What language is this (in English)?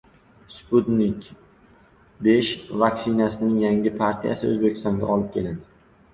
Uzbek